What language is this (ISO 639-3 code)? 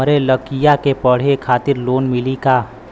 bho